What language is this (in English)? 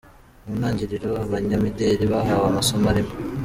Kinyarwanda